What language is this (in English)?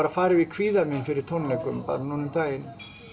Icelandic